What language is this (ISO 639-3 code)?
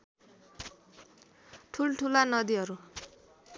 nep